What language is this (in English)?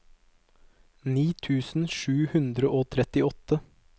Norwegian